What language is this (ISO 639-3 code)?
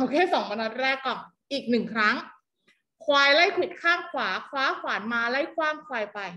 tha